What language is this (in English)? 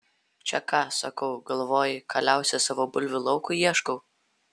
Lithuanian